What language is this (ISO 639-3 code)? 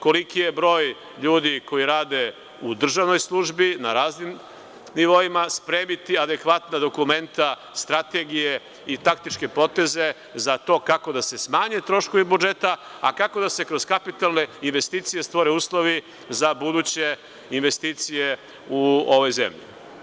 srp